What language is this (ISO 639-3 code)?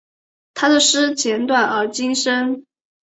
zho